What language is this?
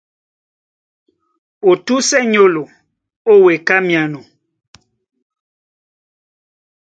Duala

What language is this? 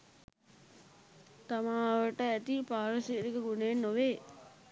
Sinhala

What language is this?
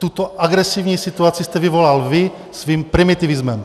Czech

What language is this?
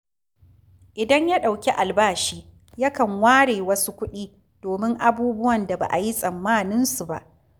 Hausa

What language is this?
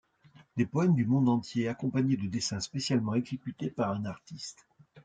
French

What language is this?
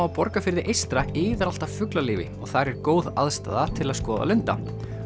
Icelandic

